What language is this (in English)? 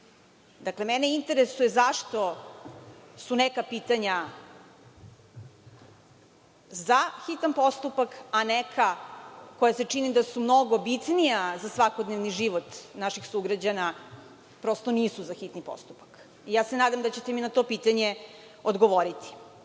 Serbian